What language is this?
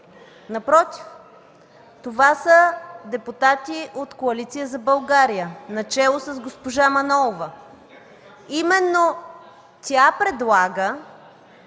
Bulgarian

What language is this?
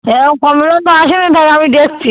Bangla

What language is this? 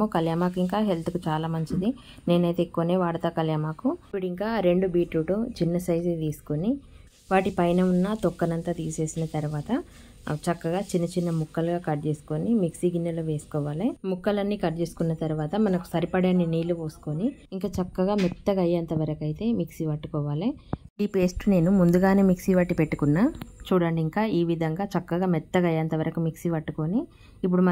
Telugu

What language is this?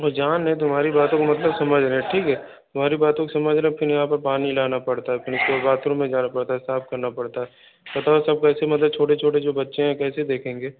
Hindi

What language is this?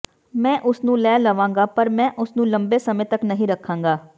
Punjabi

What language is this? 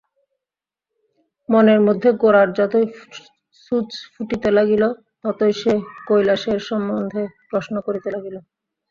Bangla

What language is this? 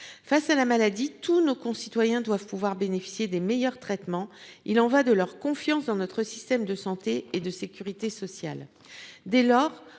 French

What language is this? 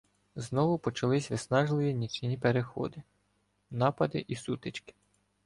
Ukrainian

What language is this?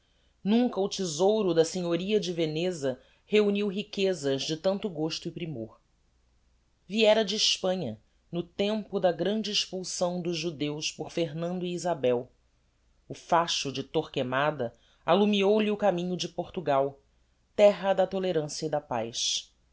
Portuguese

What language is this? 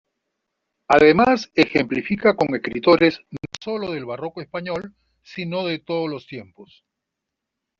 Spanish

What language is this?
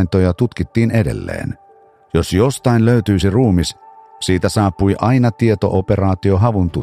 Finnish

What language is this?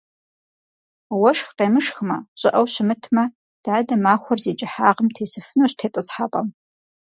Kabardian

